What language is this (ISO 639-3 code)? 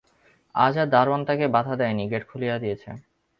ben